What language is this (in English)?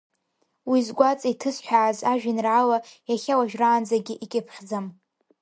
Abkhazian